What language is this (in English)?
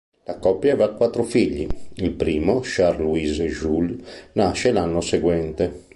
Italian